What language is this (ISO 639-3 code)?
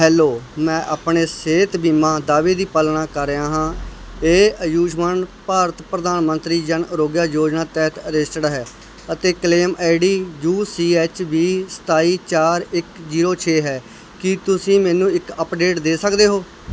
pan